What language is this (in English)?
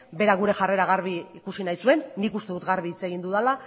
Basque